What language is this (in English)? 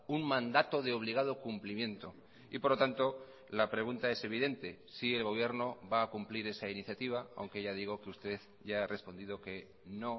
Spanish